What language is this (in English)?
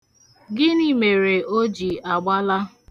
Igbo